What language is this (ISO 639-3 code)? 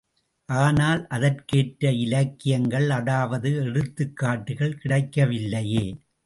tam